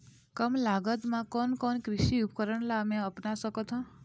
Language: Chhattisgarhi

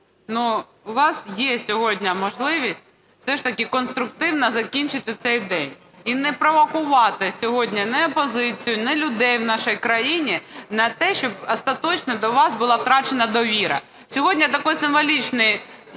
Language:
Ukrainian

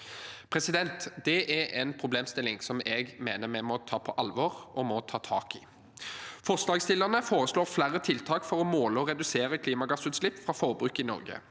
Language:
Norwegian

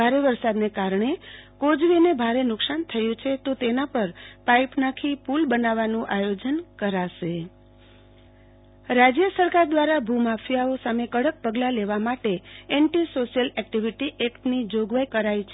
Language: Gujarati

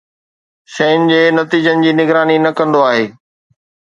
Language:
Sindhi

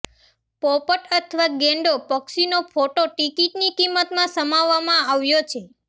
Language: Gujarati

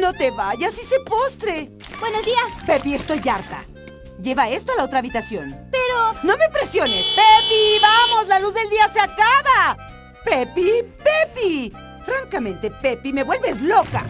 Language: Spanish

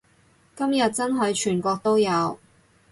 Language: Cantonese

